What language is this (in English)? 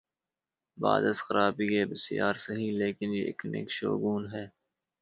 Urdu